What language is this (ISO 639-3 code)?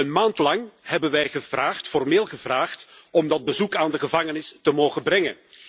nld